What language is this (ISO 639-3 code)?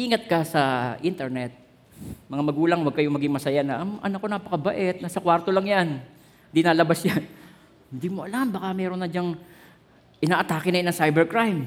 fil